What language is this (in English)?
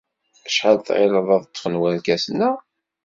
Kabyle